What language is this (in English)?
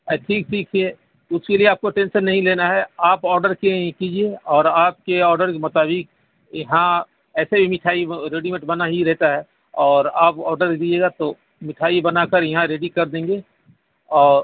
Urdu